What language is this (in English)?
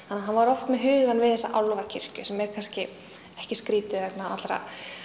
Icelandic